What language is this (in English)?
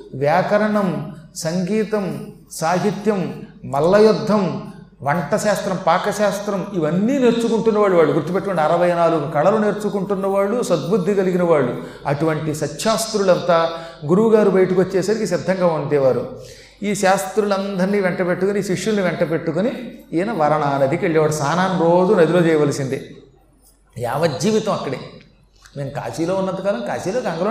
Telugu